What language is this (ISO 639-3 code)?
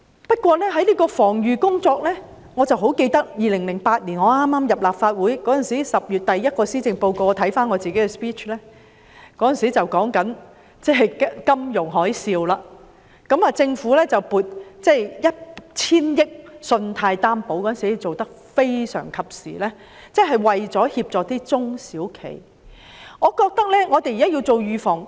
yue